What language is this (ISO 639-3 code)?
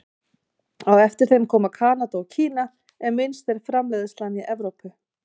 isl